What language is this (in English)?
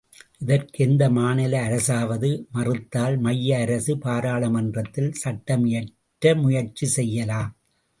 Tamil